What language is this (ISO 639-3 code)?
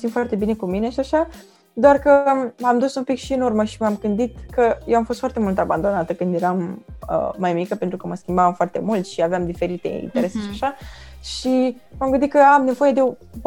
ron